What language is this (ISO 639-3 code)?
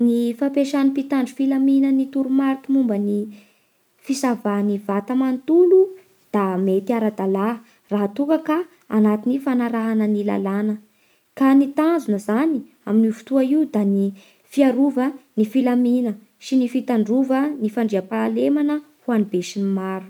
bhr